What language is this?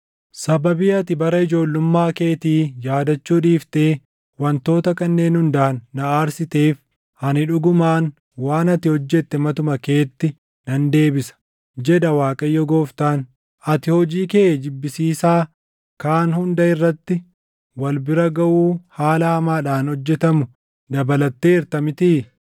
Oromo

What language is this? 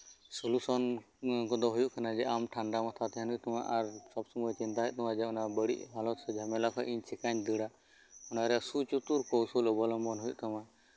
Santali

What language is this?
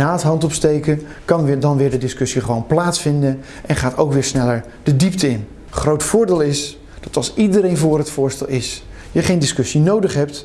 Dutch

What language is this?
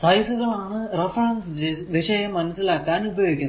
Malayalam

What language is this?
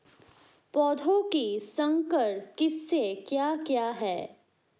Hindi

